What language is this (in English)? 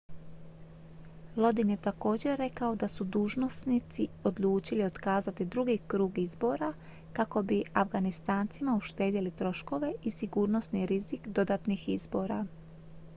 Croatian